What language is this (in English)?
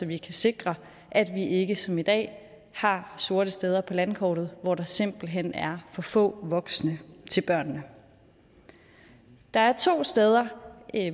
Danish